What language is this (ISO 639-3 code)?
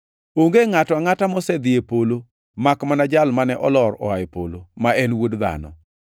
luo